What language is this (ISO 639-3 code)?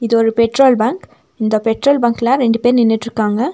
tam